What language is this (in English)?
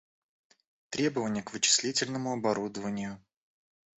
Russian